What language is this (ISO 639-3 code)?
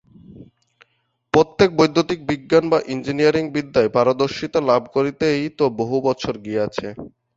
ben